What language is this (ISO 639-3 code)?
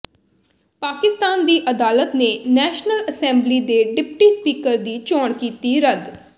pan